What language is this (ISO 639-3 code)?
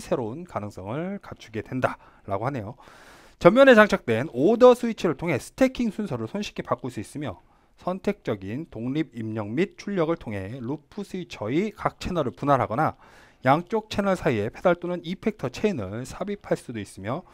kor